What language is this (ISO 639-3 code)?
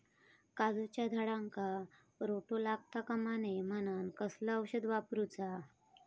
mar